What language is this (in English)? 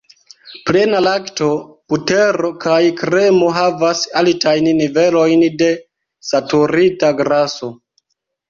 Esperanto